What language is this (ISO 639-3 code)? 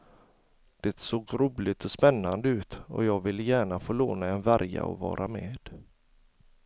swe